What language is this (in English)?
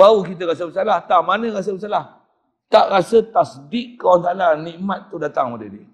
Malay